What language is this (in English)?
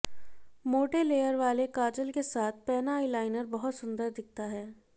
Hindi